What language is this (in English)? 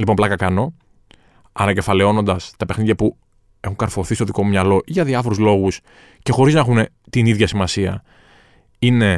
Greek